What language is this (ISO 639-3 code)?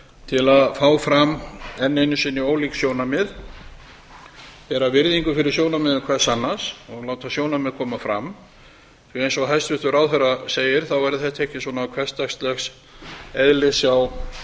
isl